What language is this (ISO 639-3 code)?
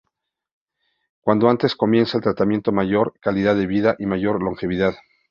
spa